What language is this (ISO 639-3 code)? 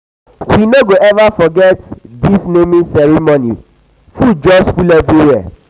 pcm